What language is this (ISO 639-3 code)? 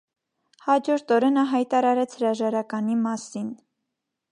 hye